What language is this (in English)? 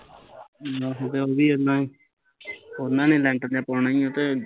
Punjabi